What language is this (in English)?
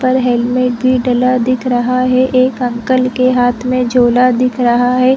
Hindi